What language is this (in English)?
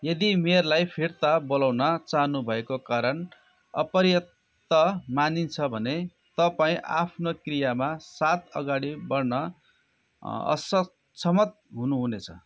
Nepali